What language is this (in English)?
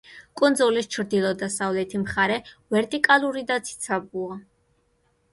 Georgian